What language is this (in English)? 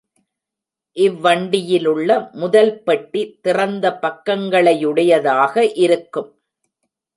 Tamil